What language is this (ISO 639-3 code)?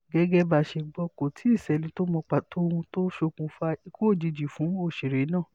yor